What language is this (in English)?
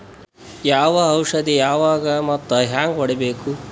Kannada